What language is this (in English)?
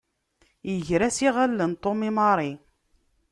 Kabyle